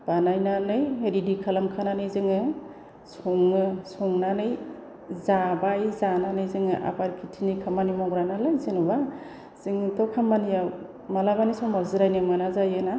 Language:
Bodo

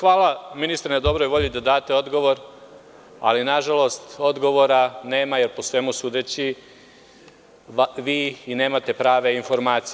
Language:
Serbian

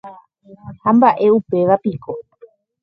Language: Guarani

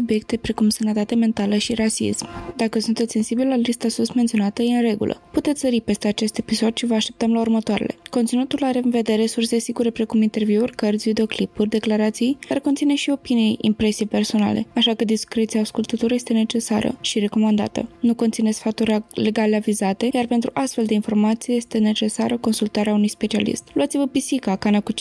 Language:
Romanian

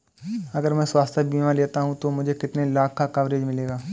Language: Hindi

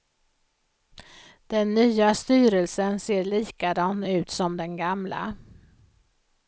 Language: Swedish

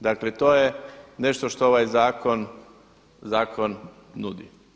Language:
Croatian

